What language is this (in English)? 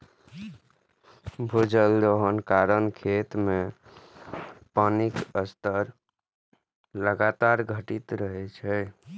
Maithili